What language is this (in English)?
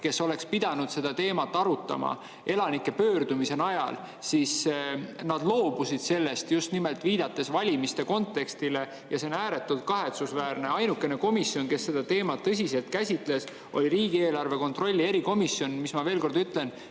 Estonian